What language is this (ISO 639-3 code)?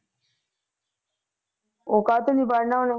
pan